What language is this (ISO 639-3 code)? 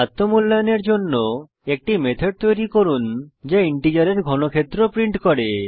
ben